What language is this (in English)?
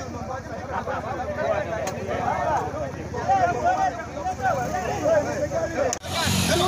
Arabic